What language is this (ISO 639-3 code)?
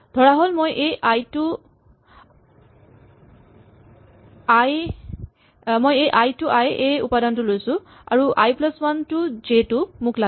asm